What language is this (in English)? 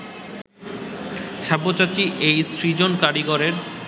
Bangla